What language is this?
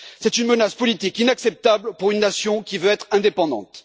French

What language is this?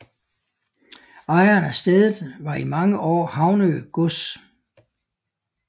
Danish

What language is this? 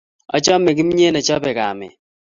Kalenjin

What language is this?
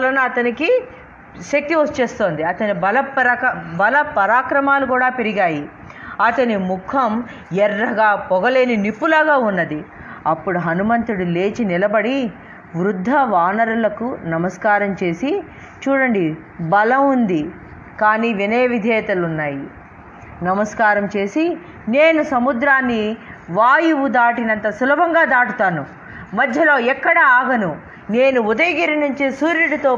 Telugu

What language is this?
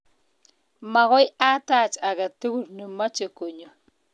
Kalenjin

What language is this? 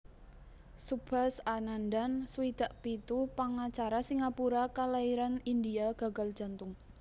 Javanese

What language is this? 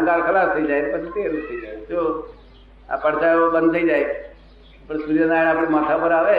Gujarati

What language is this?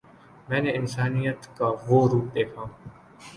Urdu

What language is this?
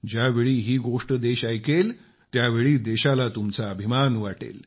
Marathi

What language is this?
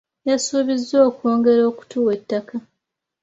Ganda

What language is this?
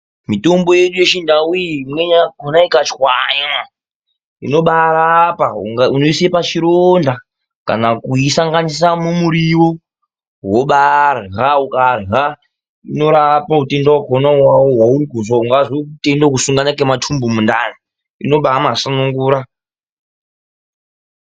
Ndau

